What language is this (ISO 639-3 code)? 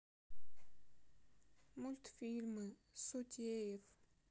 rus